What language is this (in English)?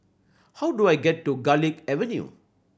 English